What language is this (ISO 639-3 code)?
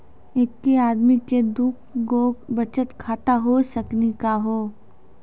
mai